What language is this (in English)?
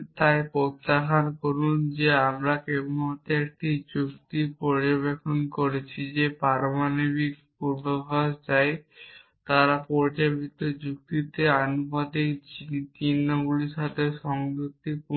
Bangla